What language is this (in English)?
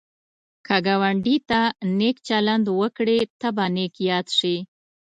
Pashto